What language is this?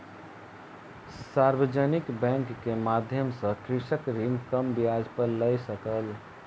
Maithili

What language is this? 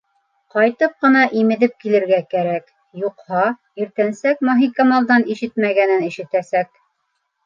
Bashkir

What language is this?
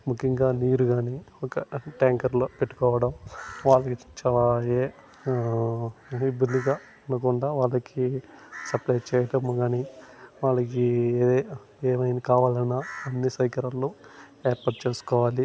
Telugu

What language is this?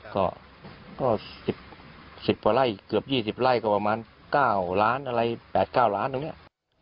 Thai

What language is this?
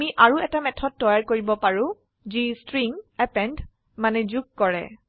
Assamese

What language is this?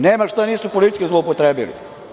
Serbian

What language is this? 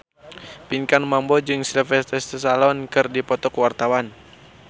Sundanese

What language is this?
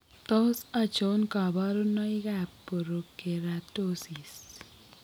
Kalenjin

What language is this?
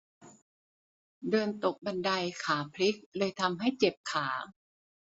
Thai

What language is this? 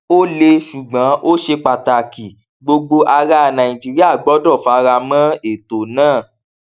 Yoruba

